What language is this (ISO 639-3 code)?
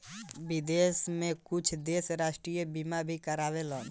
bho